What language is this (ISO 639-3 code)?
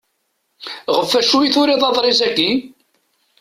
kab